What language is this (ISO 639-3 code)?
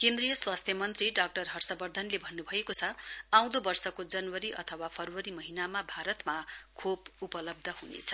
nep